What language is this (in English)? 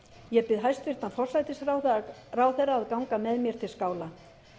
Icelandic